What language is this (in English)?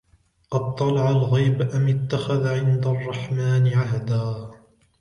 Arabic